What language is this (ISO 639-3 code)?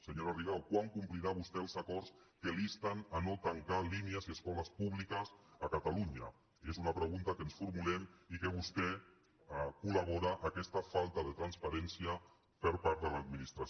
cat